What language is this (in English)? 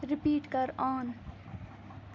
Kashmiri